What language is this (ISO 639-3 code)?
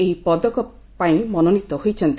ori